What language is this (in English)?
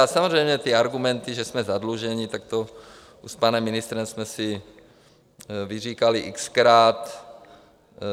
Czech